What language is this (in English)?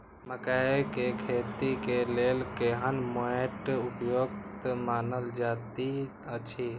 Maithili